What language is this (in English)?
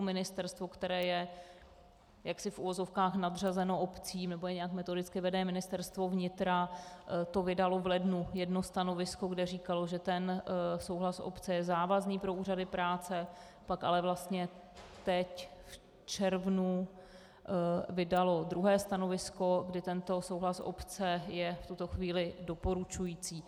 Czech